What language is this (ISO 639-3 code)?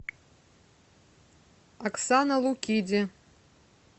rus